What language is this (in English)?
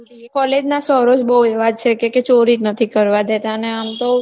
Gujarati